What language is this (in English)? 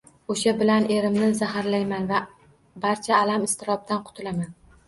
Uzbek